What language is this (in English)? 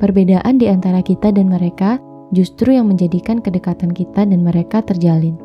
Indonesian